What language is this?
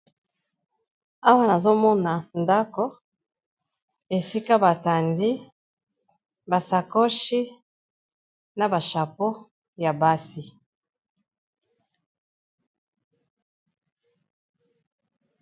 Lingala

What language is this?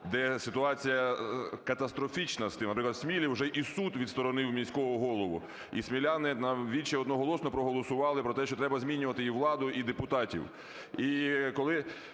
Ukrainian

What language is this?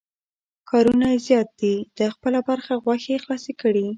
Pashto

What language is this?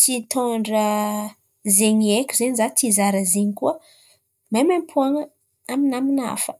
Antankarana Malagasy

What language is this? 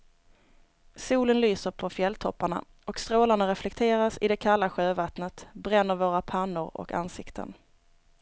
Swedish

